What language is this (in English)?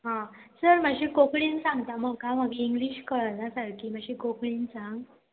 Konkani